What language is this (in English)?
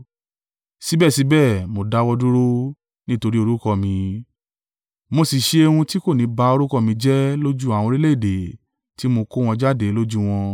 Yoruba